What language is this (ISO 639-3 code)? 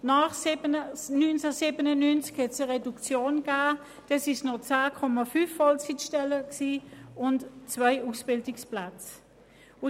gsw